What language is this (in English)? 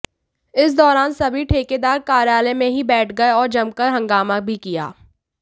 Hindi